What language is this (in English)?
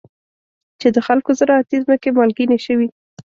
Pashto